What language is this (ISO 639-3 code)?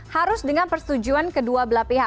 ind